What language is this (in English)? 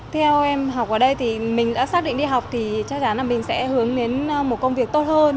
Vietnamese